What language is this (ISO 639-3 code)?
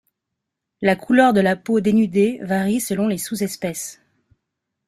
fra